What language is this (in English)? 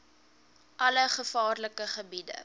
Afrikaans